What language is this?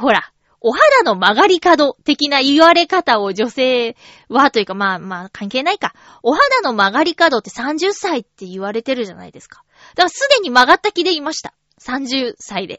Japanese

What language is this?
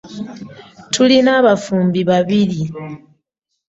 Ganda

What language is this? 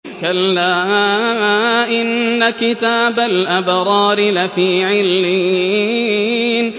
Arabic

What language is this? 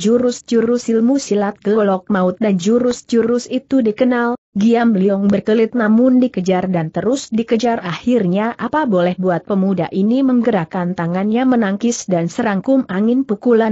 Indonesian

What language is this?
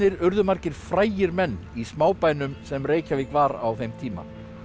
Icelandic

